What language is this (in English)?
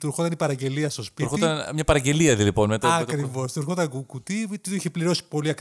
Greek